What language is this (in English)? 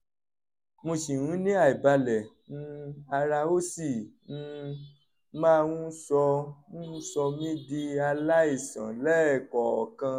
Yoruba